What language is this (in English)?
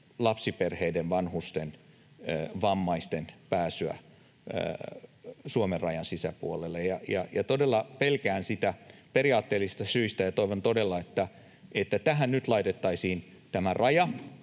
Finnish